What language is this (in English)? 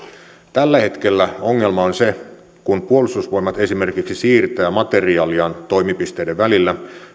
Finnish